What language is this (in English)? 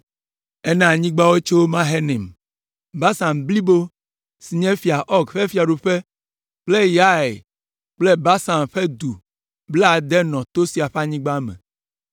Ewe